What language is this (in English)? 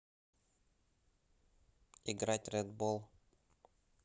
Russian